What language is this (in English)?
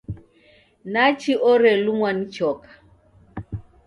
Taita